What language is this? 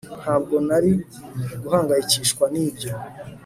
Kinyarwanda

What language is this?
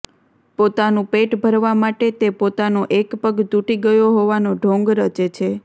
Gujarati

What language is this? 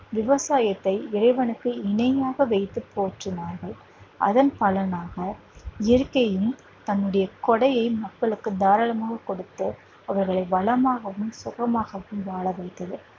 Tamil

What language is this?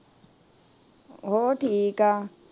Punjabi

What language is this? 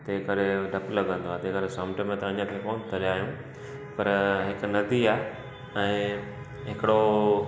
Sindhi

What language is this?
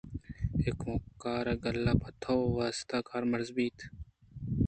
Eastern Balochi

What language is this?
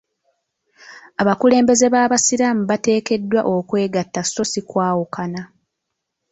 Ganda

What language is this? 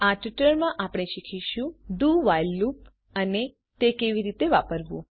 Gujarati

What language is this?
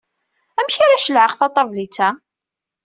Kabyle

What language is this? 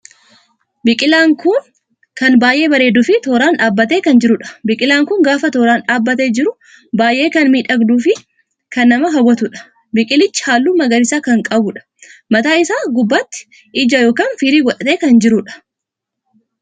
Oromo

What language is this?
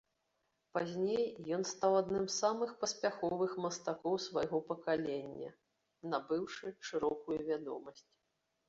Belarusian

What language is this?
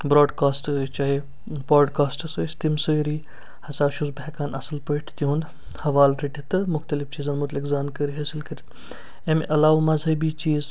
Kashmiri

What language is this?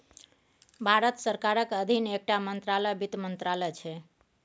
Maithili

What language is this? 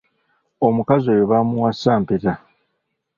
Ganda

